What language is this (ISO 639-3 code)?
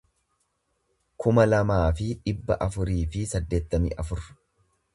orm